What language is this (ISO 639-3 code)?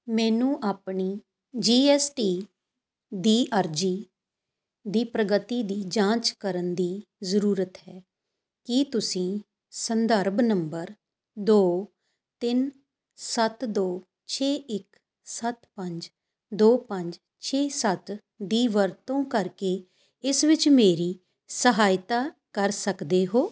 pan